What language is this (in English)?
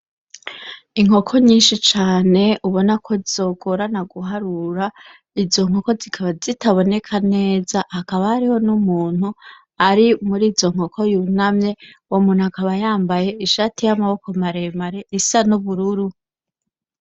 Rundi